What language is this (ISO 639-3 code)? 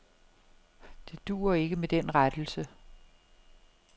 dan